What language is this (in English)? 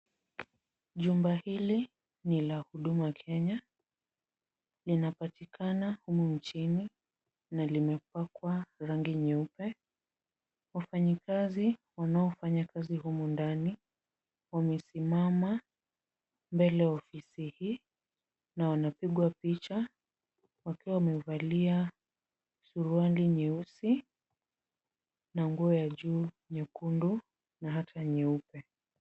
Swahili